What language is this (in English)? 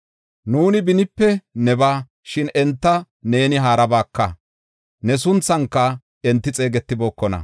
Gofa